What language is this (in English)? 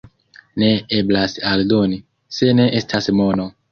Esperanto